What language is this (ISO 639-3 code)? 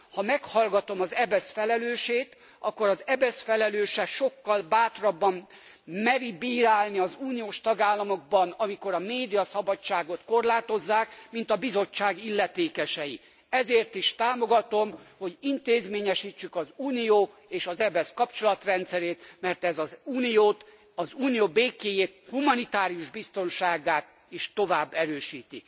hun